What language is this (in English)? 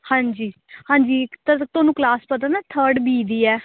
Punjabi